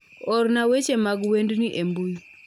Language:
Luo (Kenya and Tanzania)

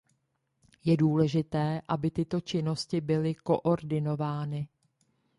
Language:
Czech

